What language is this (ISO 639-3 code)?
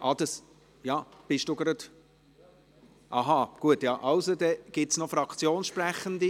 gsw